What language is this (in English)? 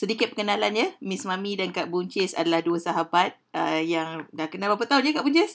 Malay